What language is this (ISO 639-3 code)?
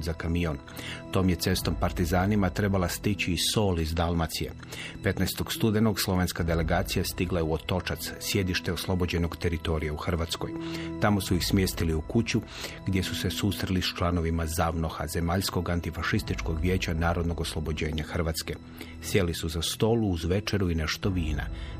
hrv